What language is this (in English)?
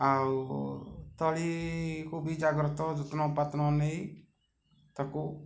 Odia